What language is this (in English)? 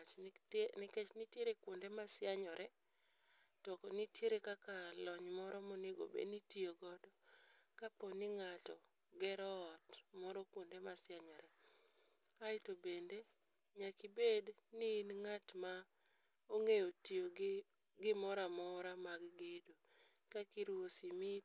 Luo (Kenya and Tanzania)